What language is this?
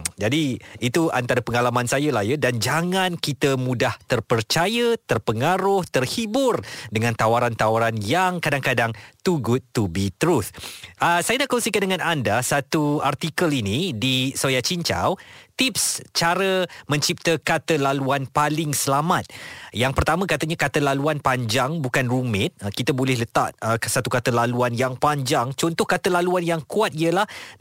Malay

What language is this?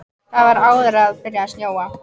Icelandic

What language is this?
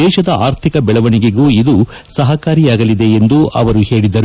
Kannada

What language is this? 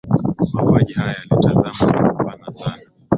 Swahili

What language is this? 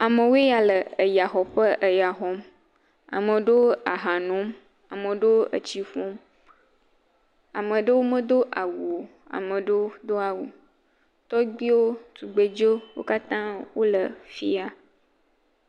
Ewe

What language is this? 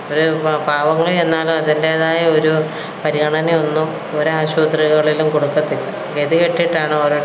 Malayalam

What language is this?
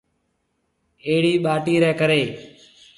Marwari (Pakistan)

